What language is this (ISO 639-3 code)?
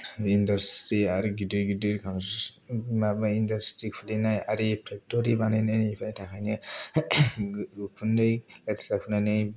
brx